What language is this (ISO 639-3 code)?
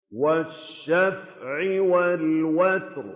ara